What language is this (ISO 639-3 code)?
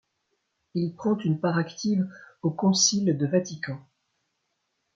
fra